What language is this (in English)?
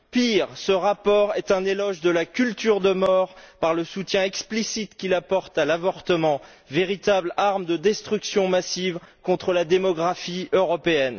French